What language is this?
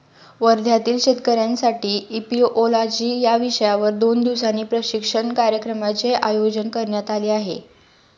Marathi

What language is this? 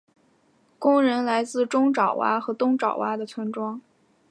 Chinese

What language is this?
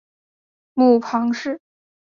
Chinese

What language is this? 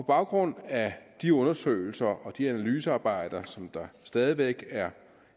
Danish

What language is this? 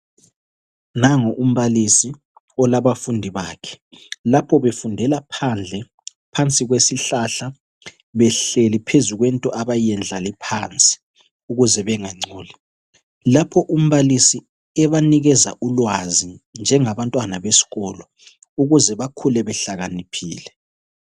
North Ndebele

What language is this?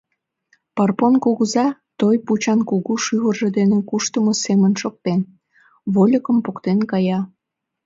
Mari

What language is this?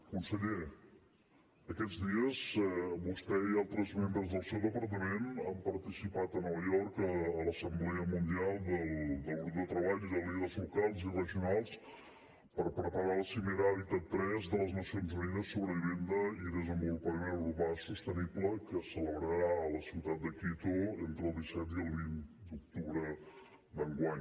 Catalan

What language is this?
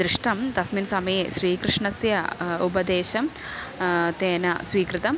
Sanskrit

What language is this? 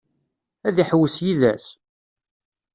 Kabyle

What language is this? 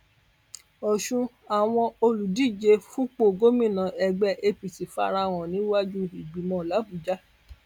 Yoruba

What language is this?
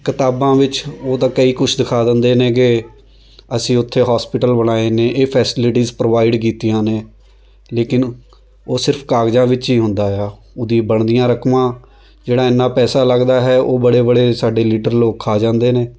Punjabi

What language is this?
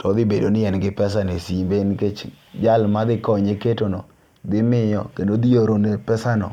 Luo (Kenya and Tanzania)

